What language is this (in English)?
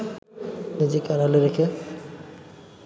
Bangla